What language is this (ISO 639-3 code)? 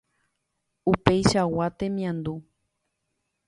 grn